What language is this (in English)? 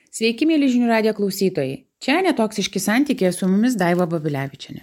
Lithuanian